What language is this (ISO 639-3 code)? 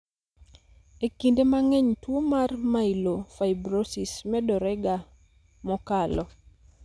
luo